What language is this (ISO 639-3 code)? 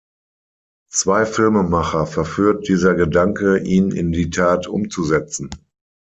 deu